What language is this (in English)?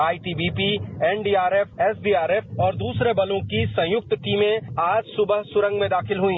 Hindi